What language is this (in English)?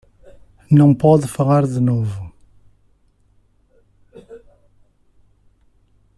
Portuguese